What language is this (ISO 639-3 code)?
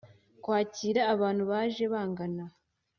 kin